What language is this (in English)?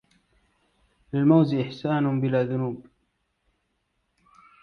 Arabic